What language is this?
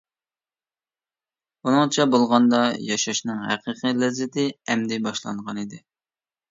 Uyghur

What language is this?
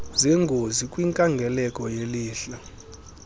Xhosa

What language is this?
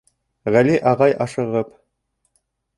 Bashkir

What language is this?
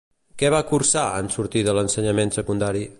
Catalan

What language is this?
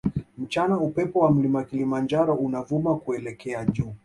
Swahili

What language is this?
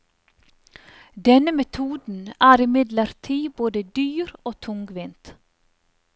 Norwegian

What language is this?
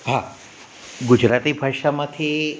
Gujarati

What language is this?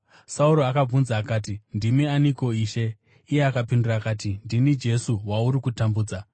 Shona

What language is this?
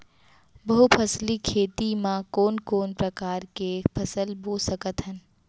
Chhattisgarhi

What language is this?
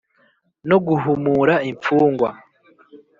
Kinyarwanda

